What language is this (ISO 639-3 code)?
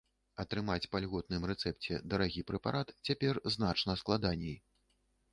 bel